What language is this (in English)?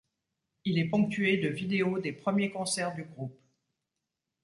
French